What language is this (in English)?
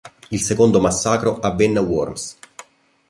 Italian